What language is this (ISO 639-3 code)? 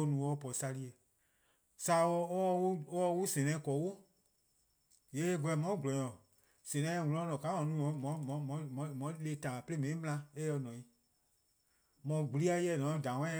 kqo